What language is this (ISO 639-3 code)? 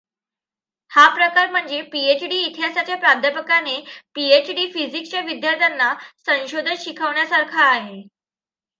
mar